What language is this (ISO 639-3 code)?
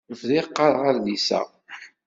kab